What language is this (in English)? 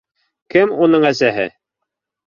Bashkir